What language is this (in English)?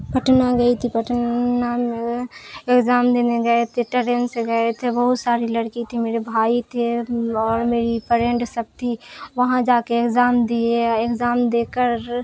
Urdu